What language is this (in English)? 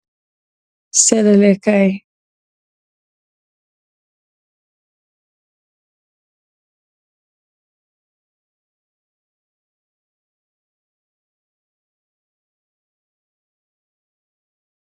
Wolof